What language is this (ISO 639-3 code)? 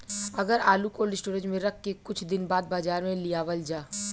bho